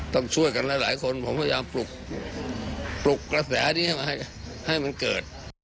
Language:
Thai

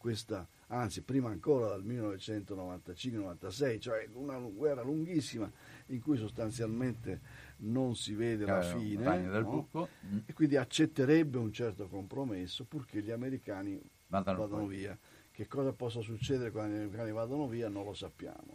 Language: Italian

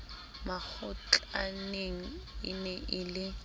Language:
Southern Sotho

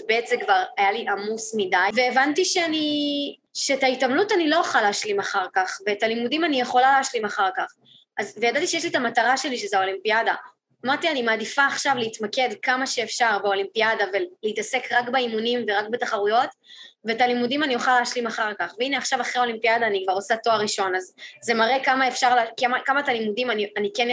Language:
Hebrew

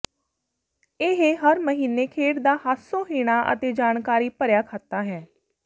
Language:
Punjabi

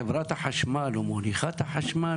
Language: Hebrew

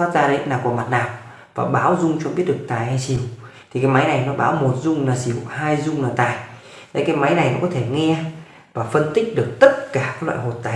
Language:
Vietnamese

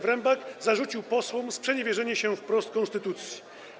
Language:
Polish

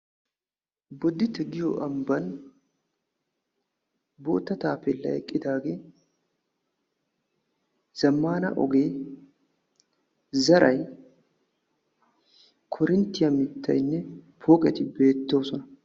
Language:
Wolaytta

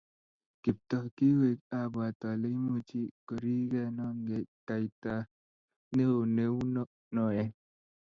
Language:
Kalenjin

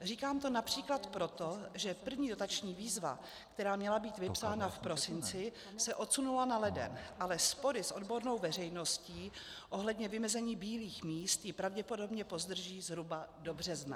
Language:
Czech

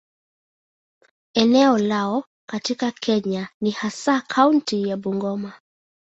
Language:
Swahili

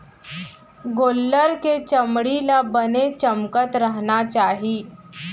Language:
Chhattisgarhi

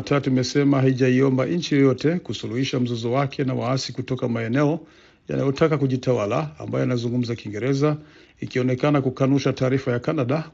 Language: Swahili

